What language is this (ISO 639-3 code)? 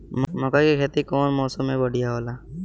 bho